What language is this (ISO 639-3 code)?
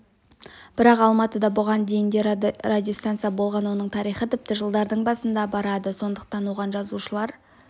kaz